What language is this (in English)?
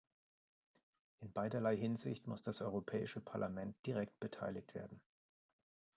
German